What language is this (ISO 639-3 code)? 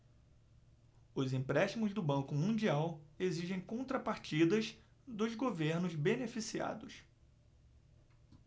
por